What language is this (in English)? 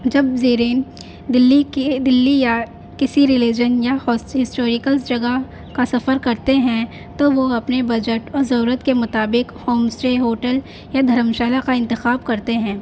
Urdu